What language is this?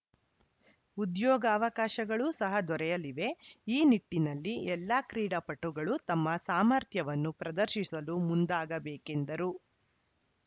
Kannada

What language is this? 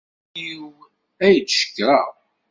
Kabyle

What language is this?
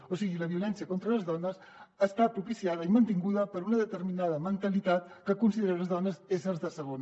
Catalan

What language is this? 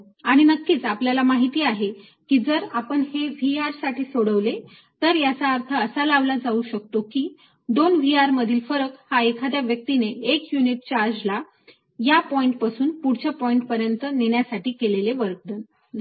Marathi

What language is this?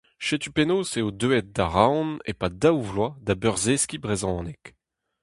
Breton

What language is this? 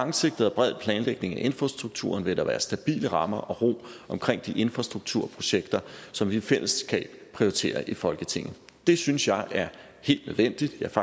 Danish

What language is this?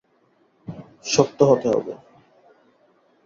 Bangla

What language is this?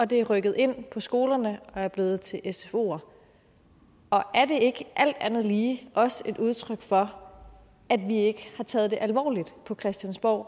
Danish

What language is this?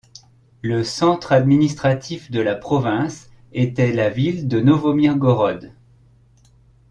French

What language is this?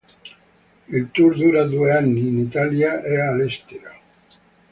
Italian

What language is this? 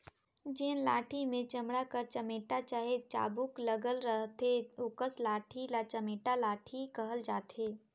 Chhattisgarhi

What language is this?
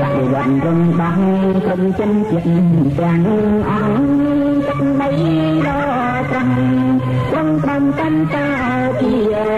Thai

